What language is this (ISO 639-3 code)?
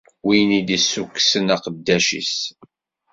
kab